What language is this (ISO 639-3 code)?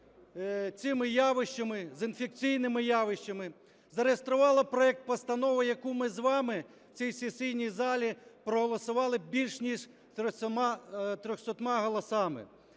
ukr